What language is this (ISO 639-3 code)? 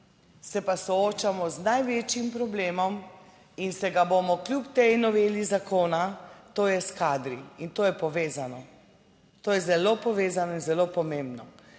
slv